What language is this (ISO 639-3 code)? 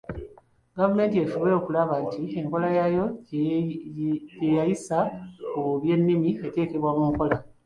lug